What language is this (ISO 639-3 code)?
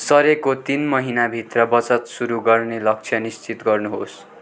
nep